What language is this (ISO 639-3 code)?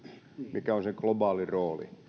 fin